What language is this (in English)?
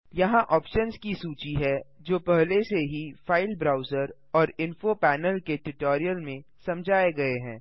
Hindi